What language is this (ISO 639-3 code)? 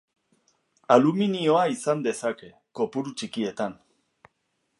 eus